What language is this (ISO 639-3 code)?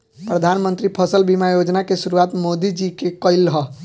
bho